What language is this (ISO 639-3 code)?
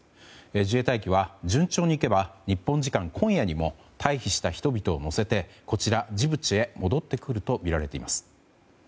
jpn